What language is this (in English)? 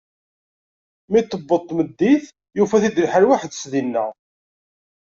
Kabyle